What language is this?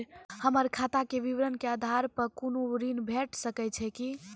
Maithili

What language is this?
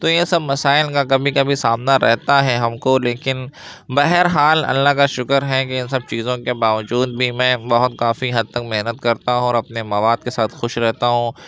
Urdu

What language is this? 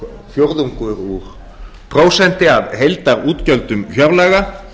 Icelandic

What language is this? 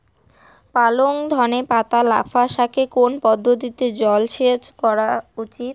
Bangla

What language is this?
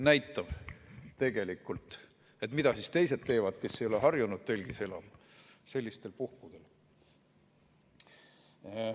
Estonian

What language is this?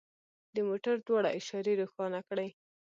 Pashto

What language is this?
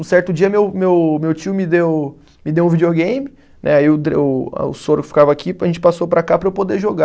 Portuguese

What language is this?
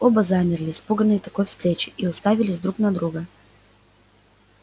Russian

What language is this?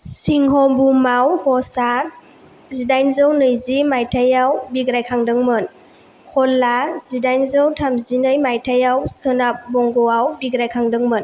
Bodo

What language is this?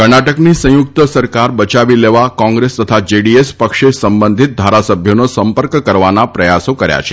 Gujarati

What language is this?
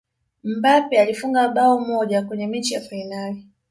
Swahili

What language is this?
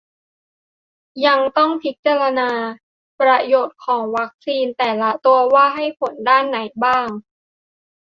Thai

